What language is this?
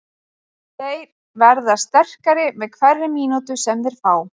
Icelandic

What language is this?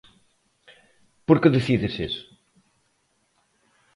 Galician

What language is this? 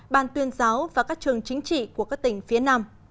Vietnamese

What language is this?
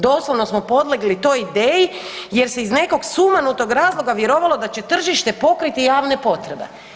Croatian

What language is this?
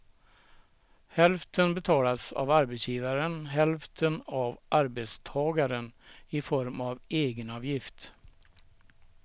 Swedish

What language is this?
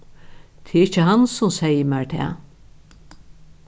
Faroese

